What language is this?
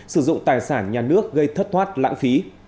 Vietnamese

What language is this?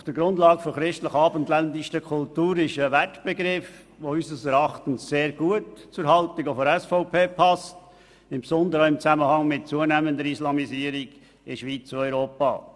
Swiss German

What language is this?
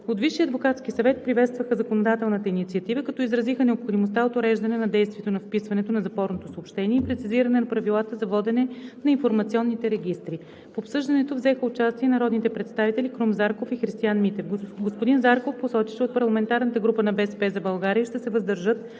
Bulgarian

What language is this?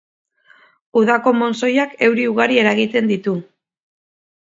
Basque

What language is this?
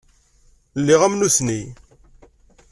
Kabyle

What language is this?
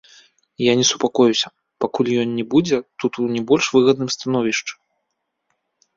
Belarusian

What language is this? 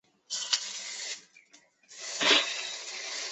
Chinese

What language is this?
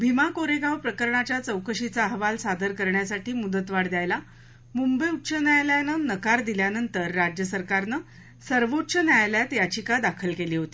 Marathi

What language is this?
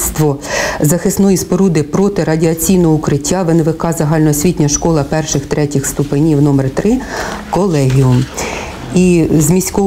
Ukrainian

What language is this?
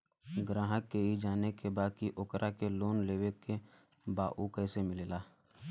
Bhojpuri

